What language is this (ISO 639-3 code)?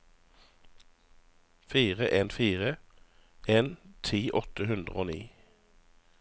nor